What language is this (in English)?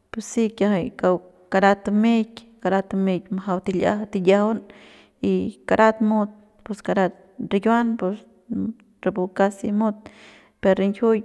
Central Pame